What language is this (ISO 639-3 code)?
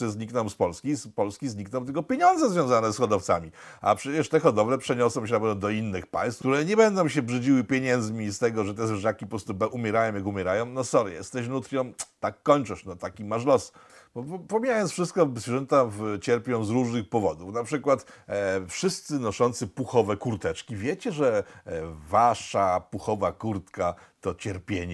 pol